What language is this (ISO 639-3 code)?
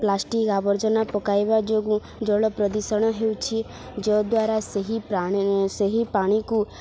ori